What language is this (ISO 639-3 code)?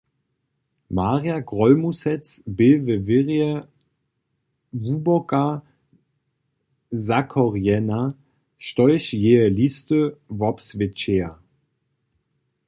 hsb